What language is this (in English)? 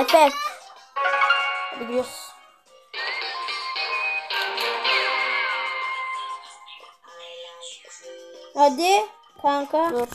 Turkish